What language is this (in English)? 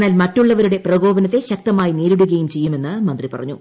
Malayalam